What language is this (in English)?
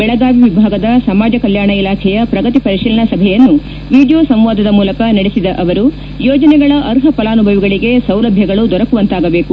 Kannada